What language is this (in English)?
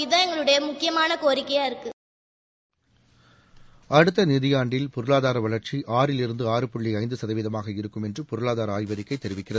Tamil